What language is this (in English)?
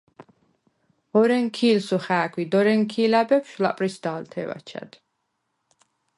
Svan